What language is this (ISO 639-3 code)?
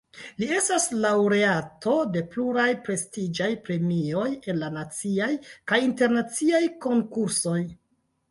epo